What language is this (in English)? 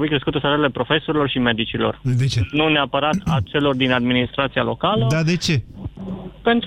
Romanian